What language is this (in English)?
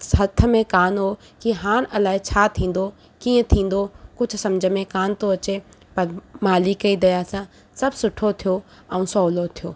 Sindhi